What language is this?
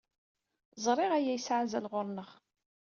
Kabyle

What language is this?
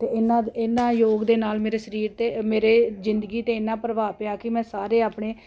Punjabi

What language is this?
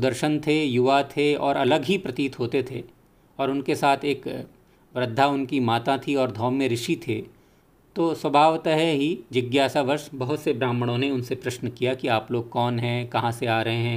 Hindi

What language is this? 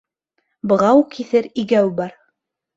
Bashkir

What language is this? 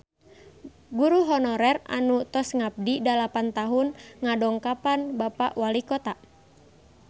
Sundanese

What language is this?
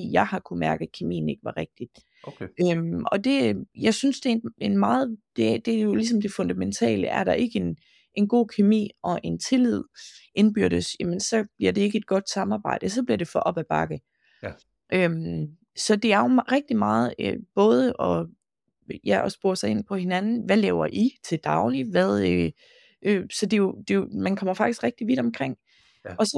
Danish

